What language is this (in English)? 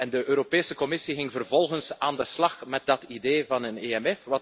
Dutch